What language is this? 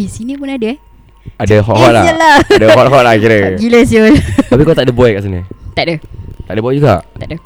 Malay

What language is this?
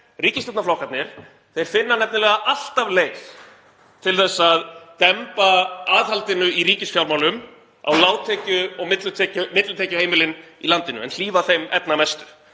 Icelandic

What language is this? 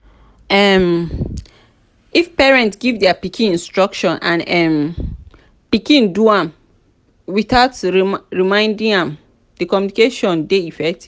Nigerian Pidgin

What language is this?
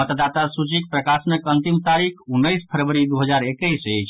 Maithili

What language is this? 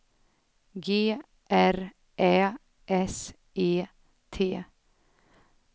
Swedish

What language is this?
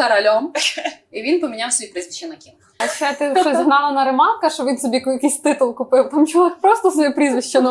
Ukrainian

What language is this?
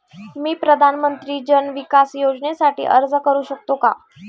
Marathi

